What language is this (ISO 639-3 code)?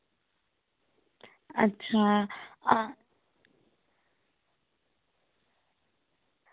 doi